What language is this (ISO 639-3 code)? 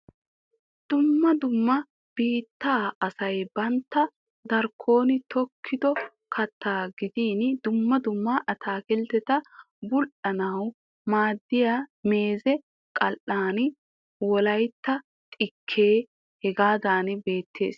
wal